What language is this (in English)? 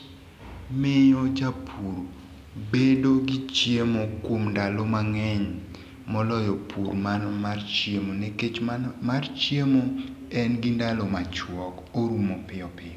Luo (Kenya and Tanzania)